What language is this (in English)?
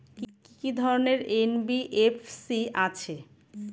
Bangla